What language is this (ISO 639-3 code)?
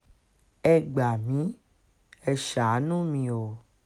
yor